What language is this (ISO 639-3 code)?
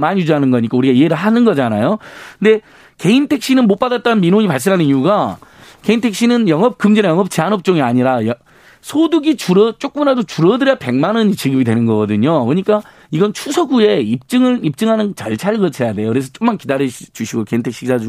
kor